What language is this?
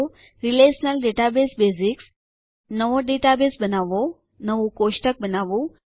Gujarati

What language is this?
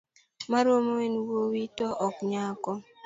Luo (Kenya and Tanzania)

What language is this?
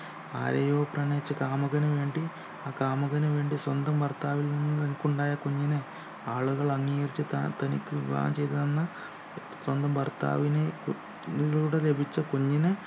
Malayalam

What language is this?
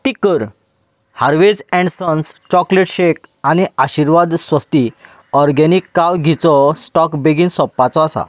Konkani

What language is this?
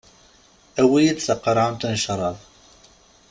Kabyle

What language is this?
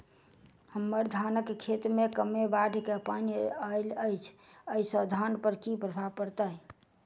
Maithili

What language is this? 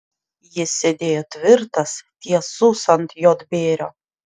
Lithuanian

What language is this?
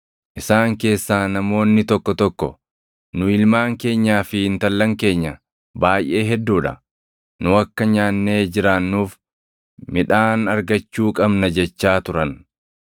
Oromo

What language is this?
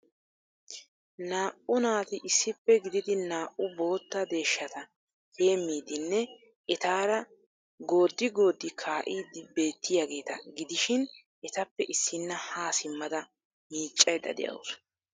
Wolaytta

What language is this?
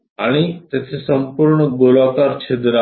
Marathi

